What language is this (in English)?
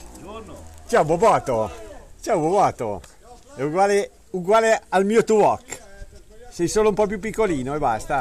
Italian